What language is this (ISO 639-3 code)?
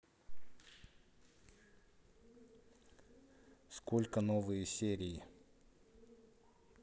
rus